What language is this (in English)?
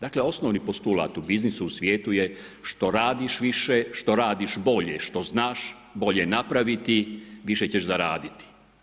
Croatian